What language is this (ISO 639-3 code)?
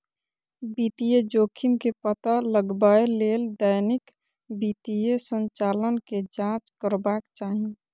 mai